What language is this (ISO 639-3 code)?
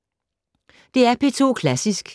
dan